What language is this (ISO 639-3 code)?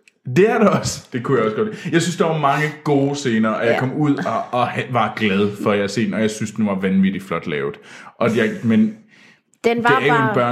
dan